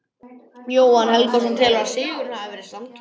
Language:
Icelandic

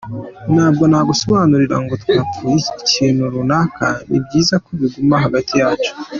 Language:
Kinyarwanda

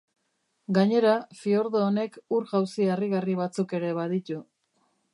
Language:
Basque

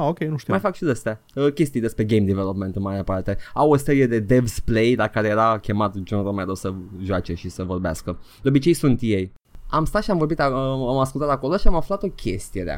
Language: Romanian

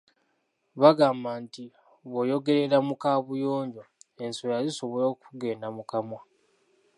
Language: Ganda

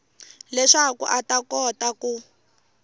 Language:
Tsonga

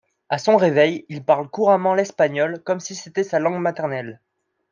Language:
French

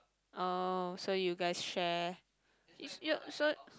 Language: English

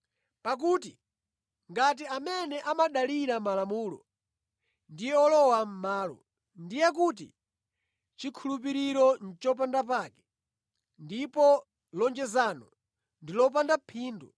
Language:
Nyanja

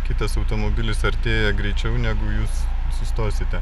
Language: Lithuanian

